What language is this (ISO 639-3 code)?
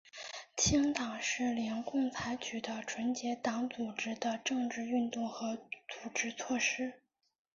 zho